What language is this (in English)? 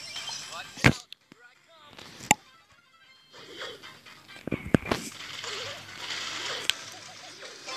Turkish